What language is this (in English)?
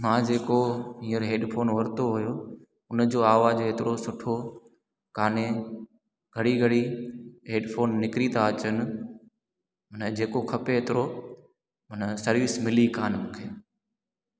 Sindhi